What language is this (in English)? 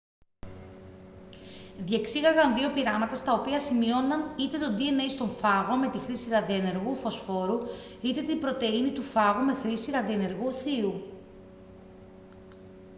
Greek